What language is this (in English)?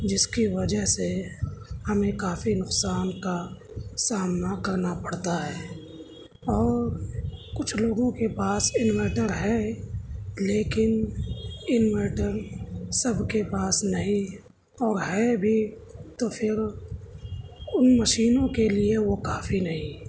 Urdu